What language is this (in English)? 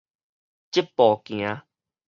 Min Nan Chinese